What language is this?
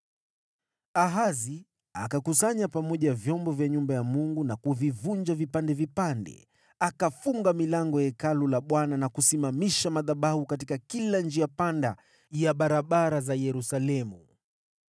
Swahili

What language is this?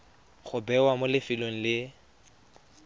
Tswana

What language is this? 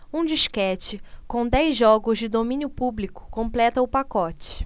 Portuguese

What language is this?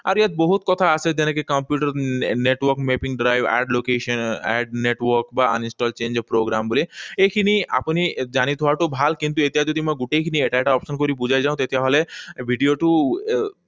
Assamese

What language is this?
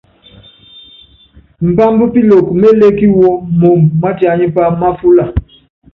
Yangben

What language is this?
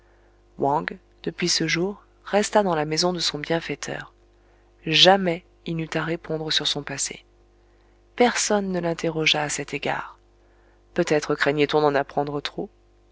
French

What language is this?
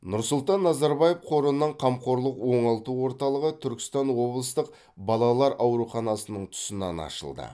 Kazakh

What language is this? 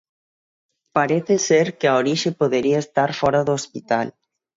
Galician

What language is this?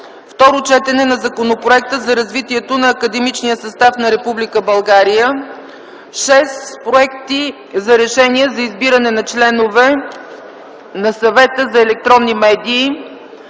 Bulgarian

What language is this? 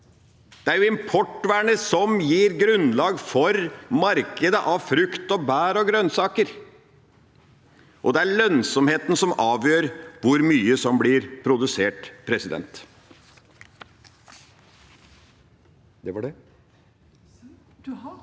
Norwegian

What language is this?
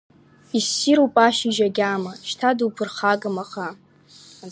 Abkhazian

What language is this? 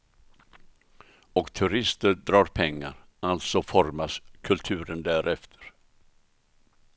Swedish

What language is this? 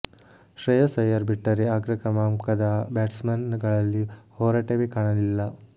Kannada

